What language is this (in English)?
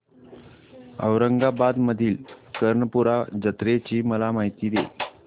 Marathi